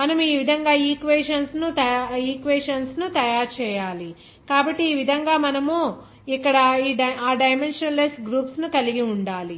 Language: Telugu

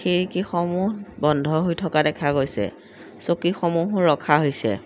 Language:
Assamese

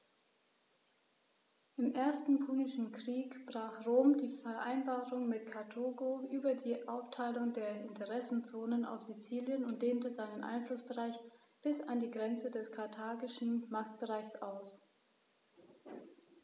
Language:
German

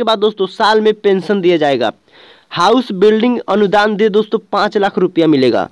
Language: Hindi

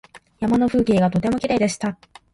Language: Japanese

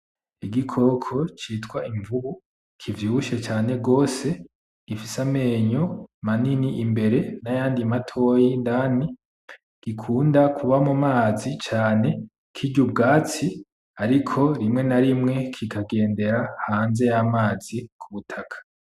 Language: Rundi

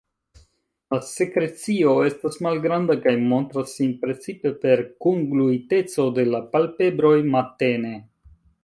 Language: Esperanto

